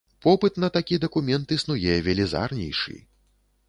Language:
Belarusian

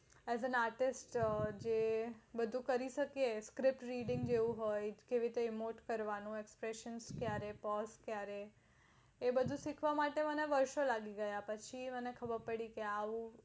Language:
Gujarati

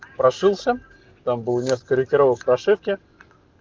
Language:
Russian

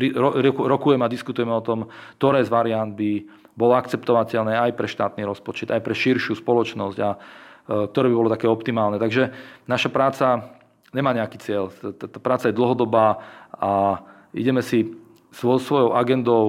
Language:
Slovak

